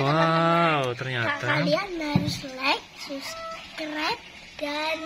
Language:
Indonesian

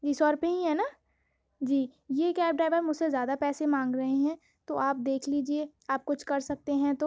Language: Urdu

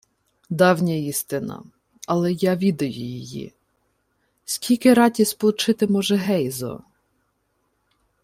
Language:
Ukrainian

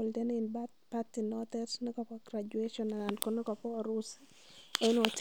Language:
Kalenjin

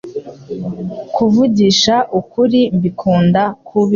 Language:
Kinyarwanda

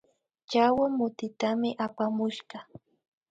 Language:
Imbabura Highland Quichua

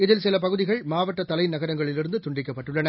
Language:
Tamil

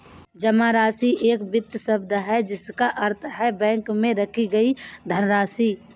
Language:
Hindi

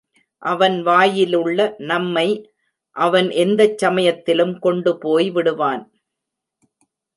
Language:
Tamil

